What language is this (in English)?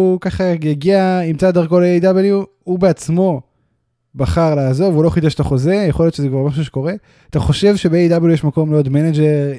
Hebrew